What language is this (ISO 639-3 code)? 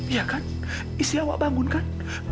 ind